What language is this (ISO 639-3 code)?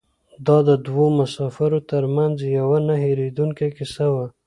pus